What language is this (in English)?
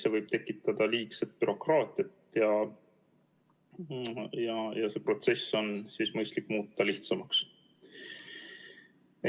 Estonian